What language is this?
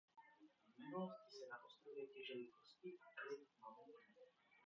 Czech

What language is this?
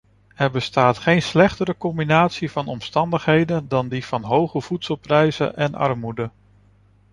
Dutch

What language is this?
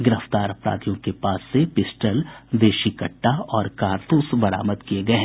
Hindi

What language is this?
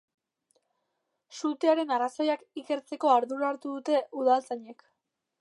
Basque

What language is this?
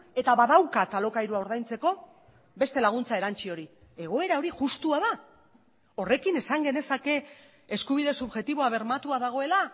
Basque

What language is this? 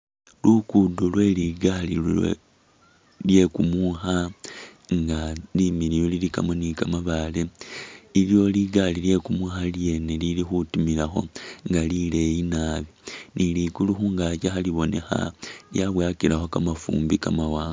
Masaaba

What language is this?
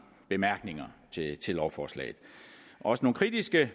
Danish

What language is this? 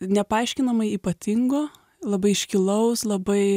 Lithuanian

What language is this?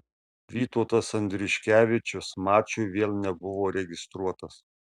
Lithuanian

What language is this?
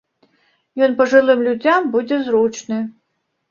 Belarusian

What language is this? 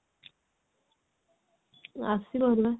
Odia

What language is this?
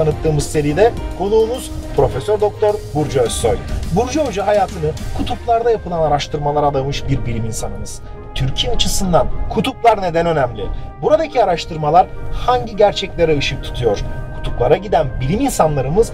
Turkish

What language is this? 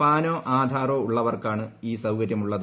Malayalam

